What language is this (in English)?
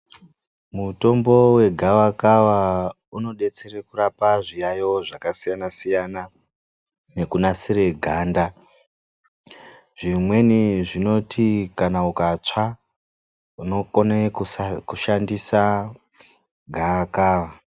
Ndau